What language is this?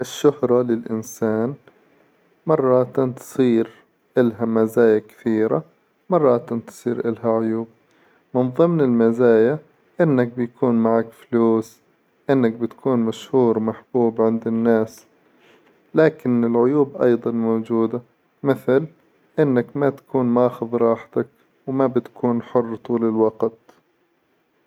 Hijazi Arabic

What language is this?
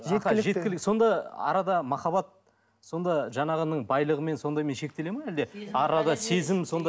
Kazakh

